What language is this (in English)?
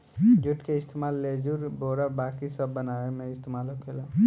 Bhojpuri